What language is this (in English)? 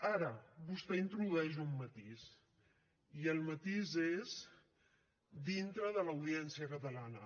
Catalan